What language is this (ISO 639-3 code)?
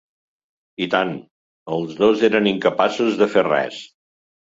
cat